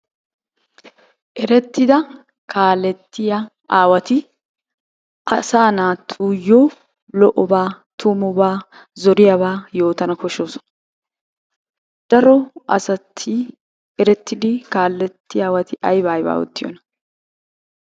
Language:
Wolaytta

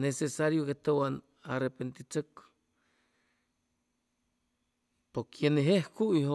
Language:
Chimalapa Zoque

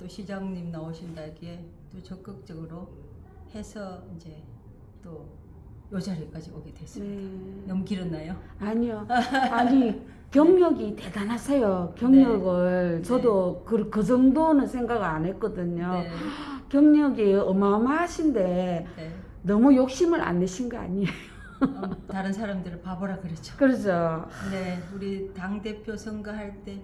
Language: Korean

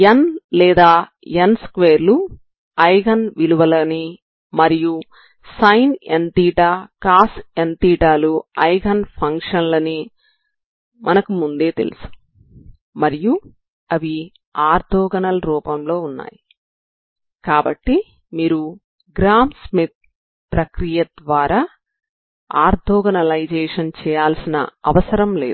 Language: Telugu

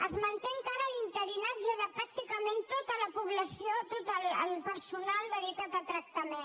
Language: Catalan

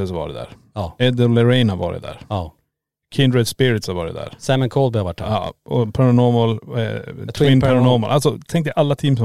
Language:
Swedish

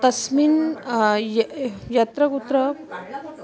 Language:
Sanskrit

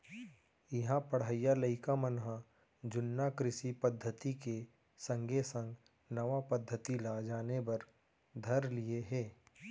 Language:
Chhattisgarhi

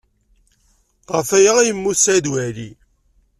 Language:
Kabyle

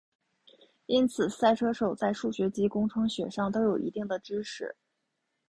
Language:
Chinese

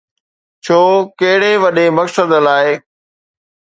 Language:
Sindhi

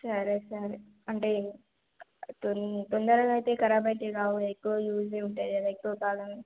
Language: Telugu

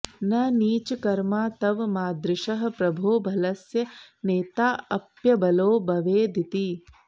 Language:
Sanskrit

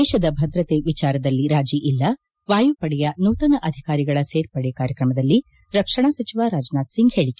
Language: Kannada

